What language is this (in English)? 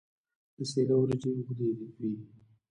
Pashto